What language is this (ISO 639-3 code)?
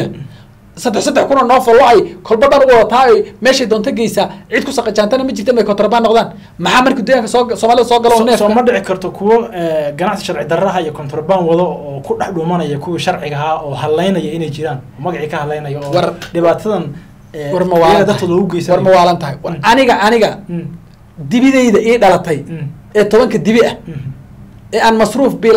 ara